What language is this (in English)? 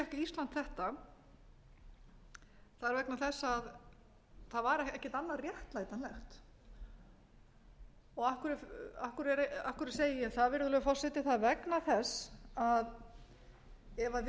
Icelandic